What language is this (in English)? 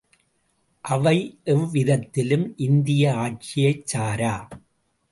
Tamil